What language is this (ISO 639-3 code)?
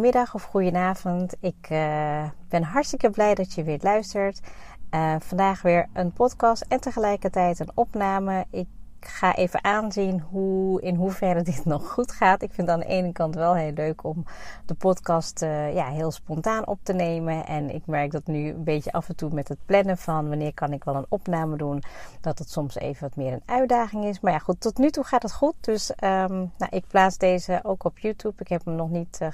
nld